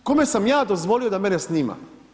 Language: Croatian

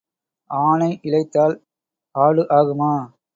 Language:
Tamil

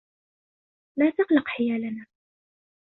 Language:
Arabic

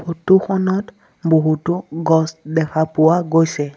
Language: Assamese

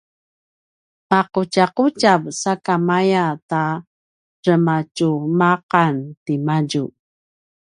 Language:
Paiwan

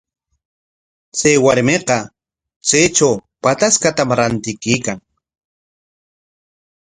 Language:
Corongo Ancash Quechua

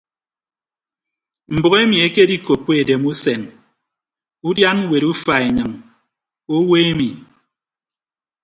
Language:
Ibibio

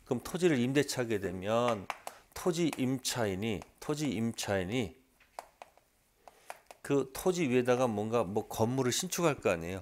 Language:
Korean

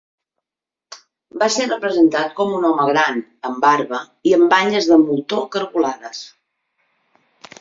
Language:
Catalan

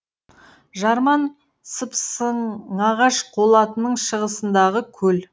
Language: Kazakh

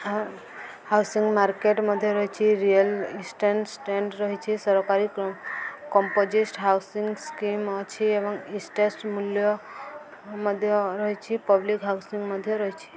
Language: Odia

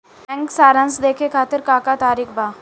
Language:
Bhojpuri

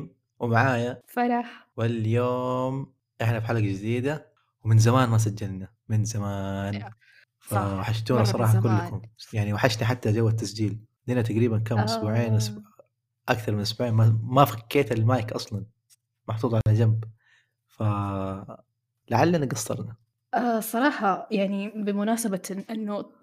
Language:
Arabic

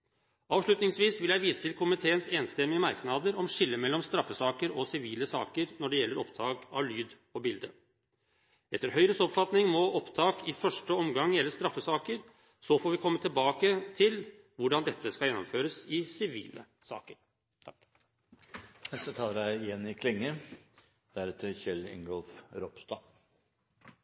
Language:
Norwegian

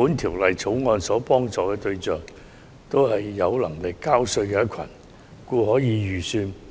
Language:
Cantonese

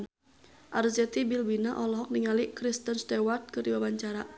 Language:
Sundanese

